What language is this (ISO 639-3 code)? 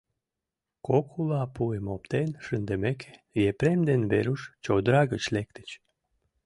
chm